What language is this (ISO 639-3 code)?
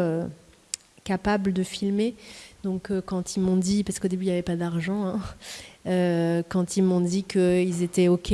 fra